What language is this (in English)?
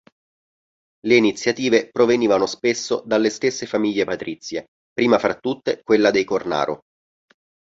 Italian